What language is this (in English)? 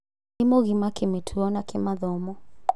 Kikuyu